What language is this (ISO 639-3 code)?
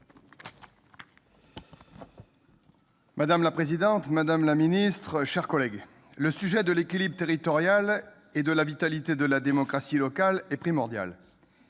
fra